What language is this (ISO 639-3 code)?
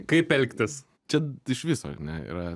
lit